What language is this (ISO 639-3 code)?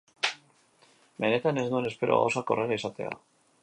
eus